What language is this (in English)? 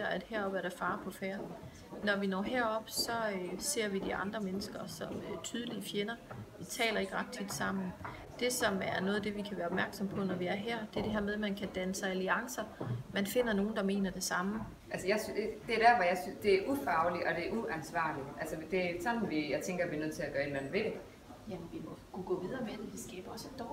Danish